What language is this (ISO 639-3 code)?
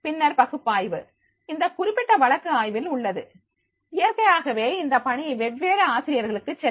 tam